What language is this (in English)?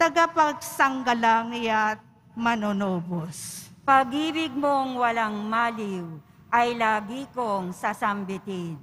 Filipino